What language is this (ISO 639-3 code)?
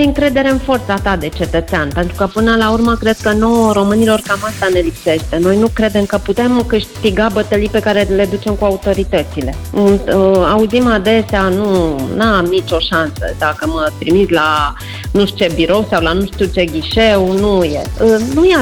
ron